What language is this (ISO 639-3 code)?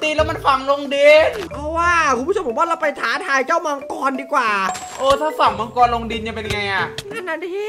tha